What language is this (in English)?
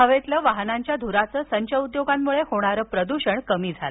Marathi